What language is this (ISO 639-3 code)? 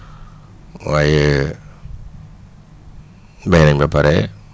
wol